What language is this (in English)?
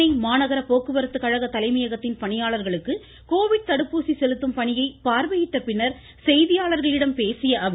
Tamil